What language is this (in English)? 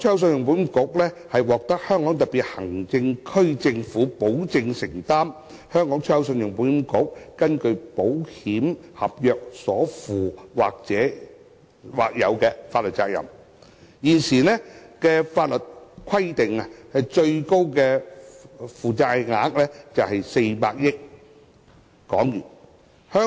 Cantonese